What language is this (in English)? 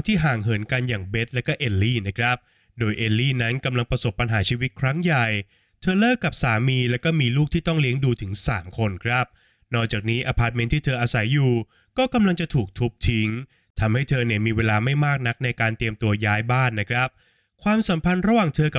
Thai